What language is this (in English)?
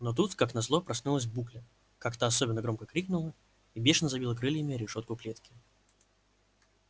Russian